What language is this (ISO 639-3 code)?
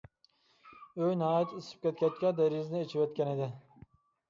uig